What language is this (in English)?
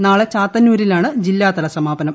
Malayalam